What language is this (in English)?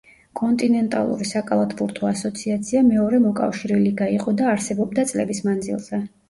Georgian